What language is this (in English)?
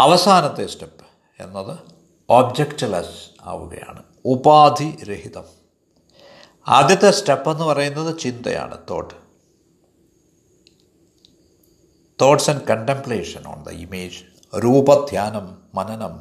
Malayalam